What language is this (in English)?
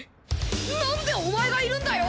Japanese